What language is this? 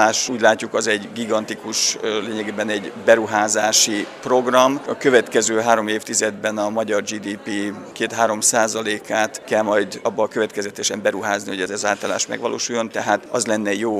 Hungarian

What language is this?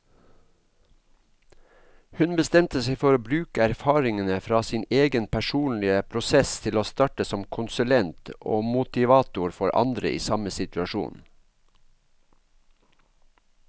Norwegian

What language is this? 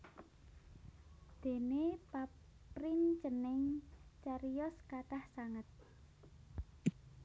Javanese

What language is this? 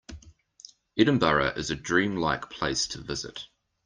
English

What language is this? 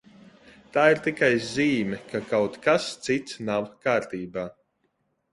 Latvian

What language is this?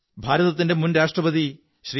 Malayalam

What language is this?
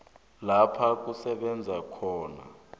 South Ndebele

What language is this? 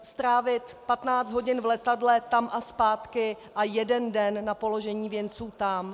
Czech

